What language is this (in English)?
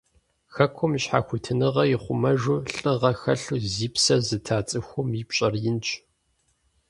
Kabardian